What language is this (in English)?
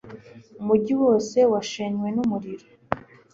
Kinyarwanda